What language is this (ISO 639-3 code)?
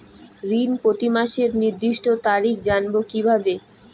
ben